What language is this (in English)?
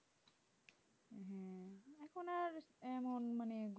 Bangla